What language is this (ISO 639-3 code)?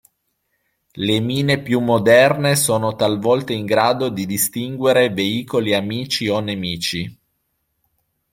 ita